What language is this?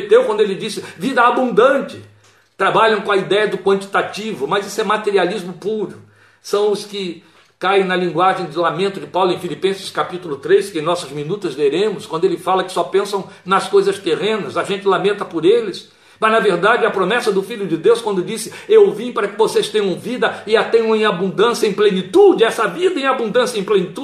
Portuguese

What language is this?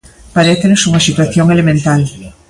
Galician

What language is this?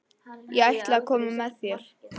Icelandic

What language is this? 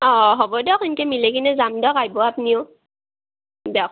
Assamese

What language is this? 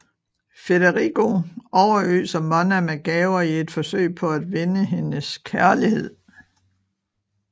Danish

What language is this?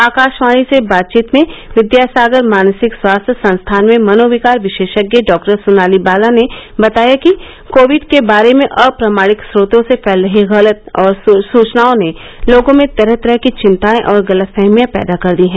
Hindi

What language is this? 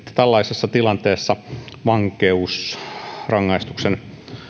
Finnish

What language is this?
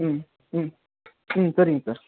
Tamil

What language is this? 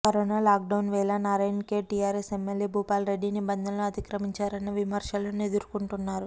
Telugu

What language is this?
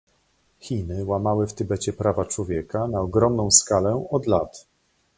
Polish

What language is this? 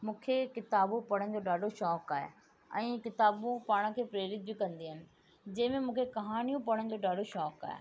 Sindhi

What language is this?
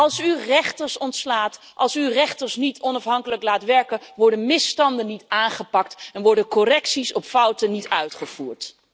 Dutch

